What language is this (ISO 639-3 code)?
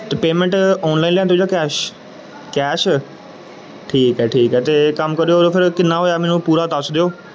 pan